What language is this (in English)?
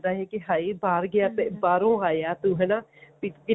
Punjabi